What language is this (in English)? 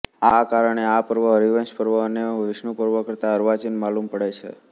Gujarati